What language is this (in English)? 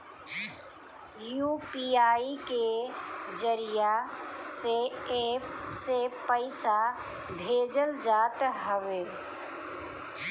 Bhojpuri